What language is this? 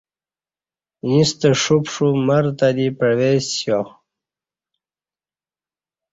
Kati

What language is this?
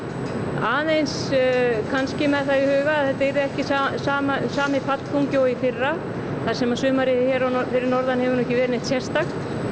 Icelandic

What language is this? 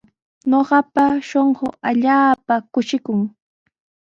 Sihuas Ancash Quechua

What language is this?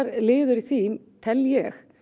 Icelandic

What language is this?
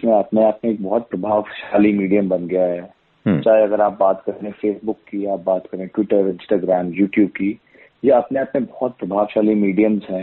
Hindi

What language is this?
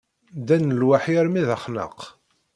Kabyle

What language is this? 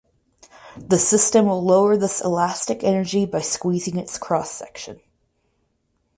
English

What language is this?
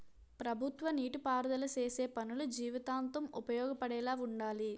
Telugu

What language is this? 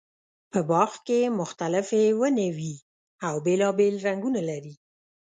Pashto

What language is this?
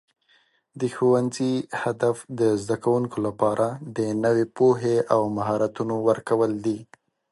Pashto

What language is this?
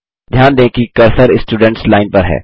Hindi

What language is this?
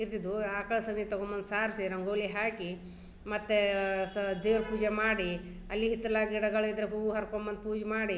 Kannada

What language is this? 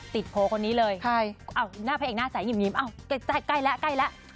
Thai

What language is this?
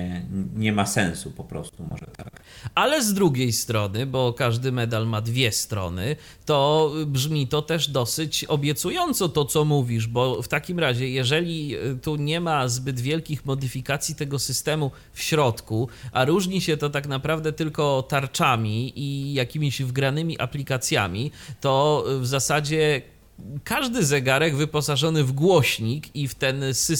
Polish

